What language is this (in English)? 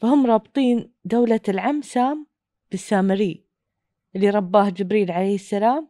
Arabic